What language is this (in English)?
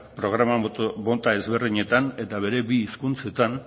Basque